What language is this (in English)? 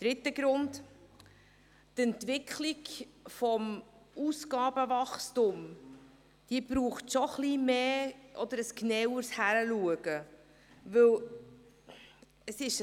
Swiss German